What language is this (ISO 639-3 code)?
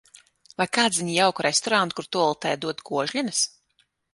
lav